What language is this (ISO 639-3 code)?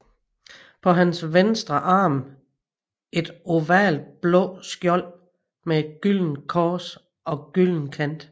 dan